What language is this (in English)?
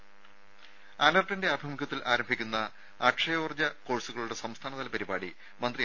Malayalam